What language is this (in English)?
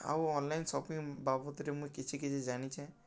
Odia